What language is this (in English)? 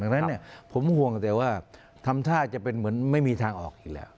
Thai